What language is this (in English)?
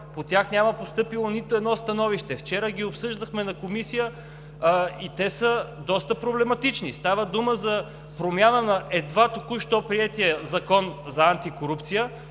Bulgarian